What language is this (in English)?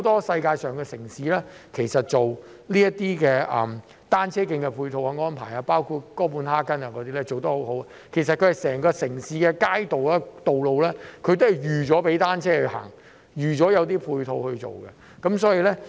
Cantonese